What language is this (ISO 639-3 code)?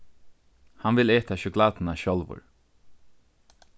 fao